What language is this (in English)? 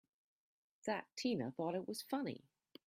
English